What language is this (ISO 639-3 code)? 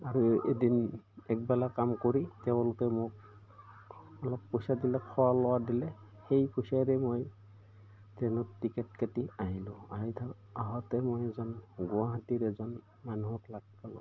asm